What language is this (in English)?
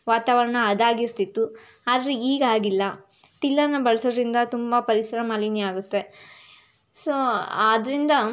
Kannada